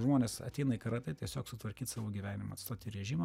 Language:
Lithuanian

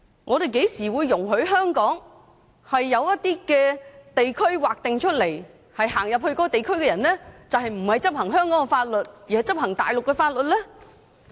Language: Cantonese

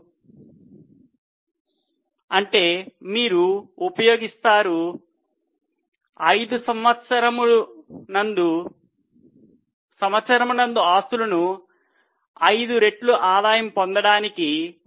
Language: Telugu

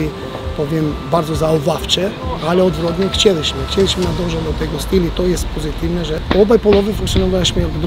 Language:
Polish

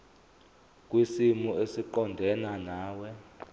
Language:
Zulu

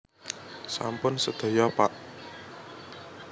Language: Javanese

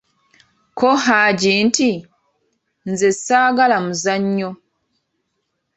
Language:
Ganda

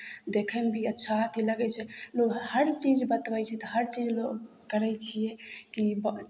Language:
Maithili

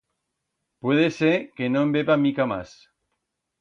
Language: Aragonese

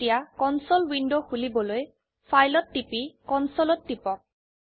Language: Assamese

